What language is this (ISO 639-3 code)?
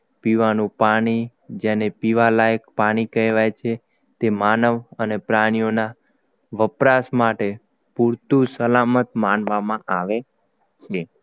guj